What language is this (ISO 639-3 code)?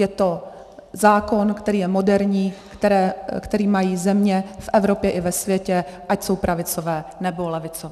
ces